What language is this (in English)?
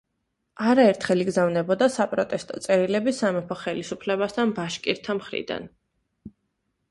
Georgian